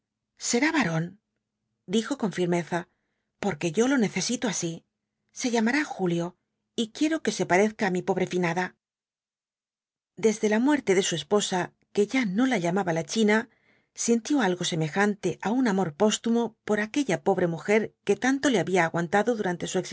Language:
Spanish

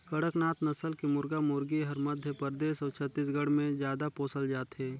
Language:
Chhattisgarhi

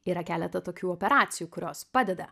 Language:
Lithuanian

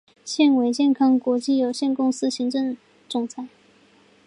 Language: Chinese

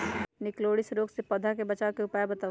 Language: Magahi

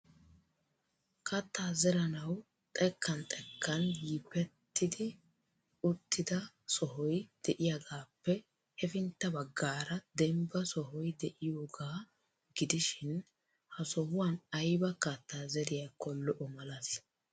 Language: Wolaytta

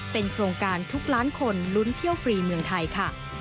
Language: Thai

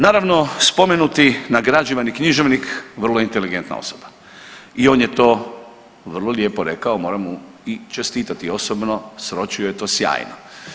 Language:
Croatian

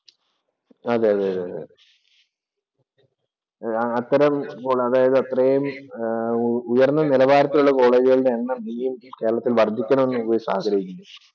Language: Malayalam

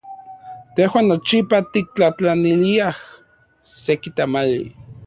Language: Central Puebla Nahuatl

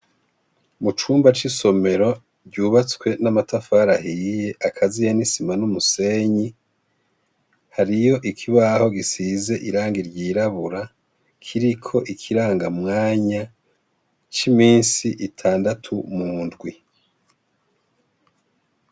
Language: Rundi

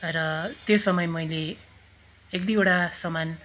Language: Nepali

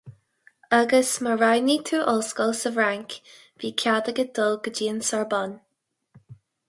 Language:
Irish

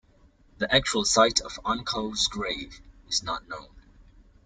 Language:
English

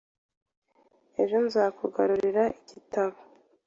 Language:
Kinyarwanda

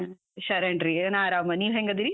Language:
Kannada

